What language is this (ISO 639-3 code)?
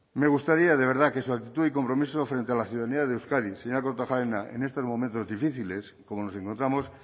spa